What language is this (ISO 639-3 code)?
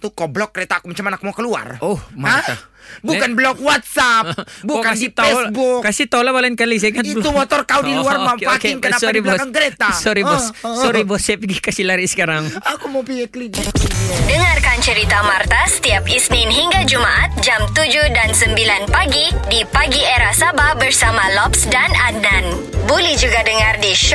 msa